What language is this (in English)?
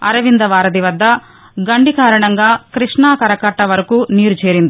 Telugu